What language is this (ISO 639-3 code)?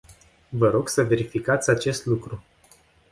ron